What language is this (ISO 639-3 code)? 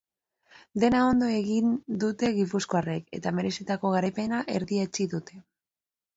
eus